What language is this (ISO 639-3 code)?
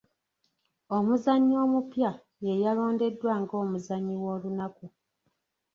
lug